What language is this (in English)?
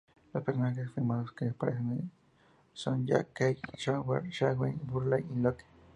Spanish